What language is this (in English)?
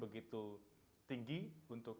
Indonesian